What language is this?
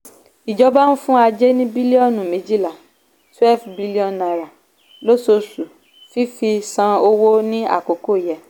Yoruba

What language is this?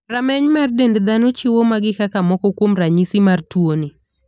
Luo (Kenya and Tanzania)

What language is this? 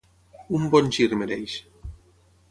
Catalan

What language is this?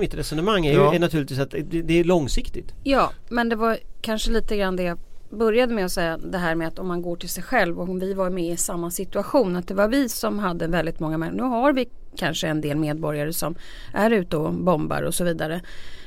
Swedish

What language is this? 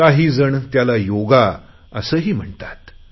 Marathi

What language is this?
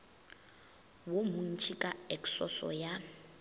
Northern Sotho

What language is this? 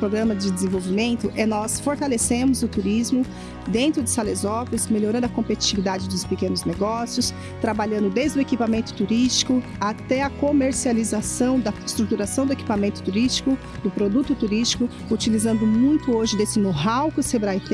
Portuguese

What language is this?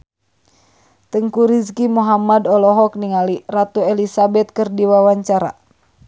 Sundanese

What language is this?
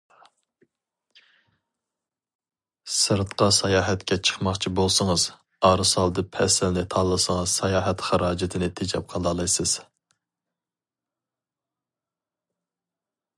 Uyghur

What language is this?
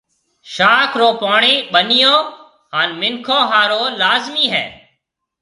Marwari (Pakistan)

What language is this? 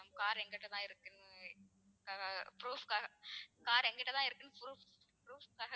Tamil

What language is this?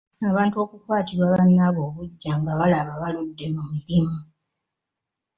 Ganda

